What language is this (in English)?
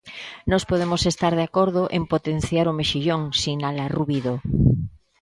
Galician